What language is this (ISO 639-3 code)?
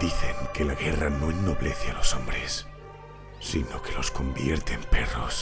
spa